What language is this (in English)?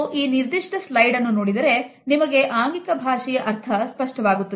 Kannada